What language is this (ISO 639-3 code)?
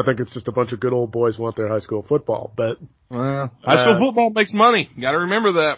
eng